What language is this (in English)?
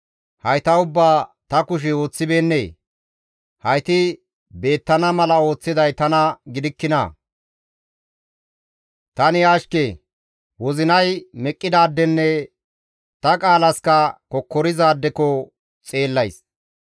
Gamo